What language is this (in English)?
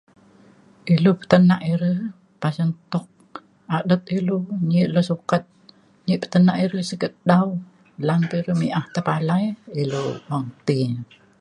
Mainstream Kenyah